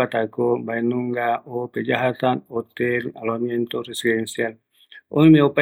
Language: Eastern Bolivian Guaraní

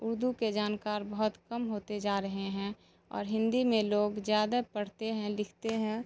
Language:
Urdu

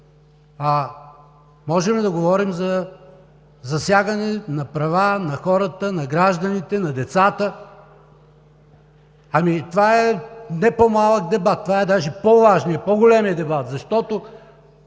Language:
Bulgarian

